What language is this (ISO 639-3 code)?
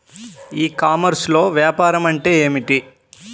tel